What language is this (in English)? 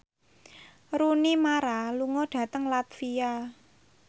Javanese